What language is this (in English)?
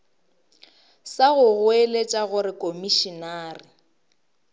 Northern Sotho